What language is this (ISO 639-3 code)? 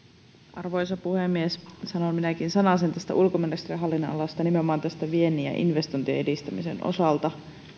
fin